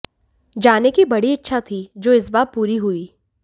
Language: Hindi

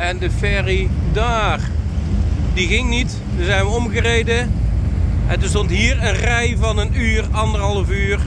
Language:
Dutch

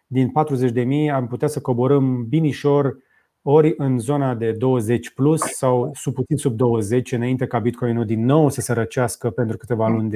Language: Romanian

